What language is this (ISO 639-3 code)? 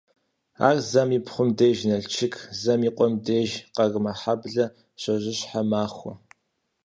kbd